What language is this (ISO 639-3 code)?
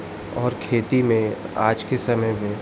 hin